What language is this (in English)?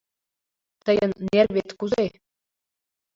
Mari